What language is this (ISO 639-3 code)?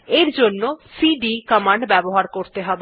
ben